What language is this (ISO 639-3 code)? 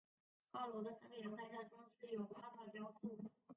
zho